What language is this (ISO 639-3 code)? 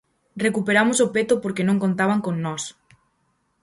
glg